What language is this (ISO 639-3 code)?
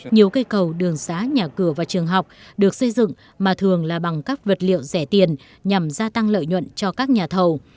vie